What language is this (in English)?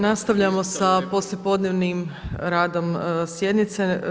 Croatian